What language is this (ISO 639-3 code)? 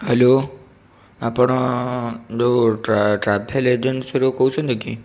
ori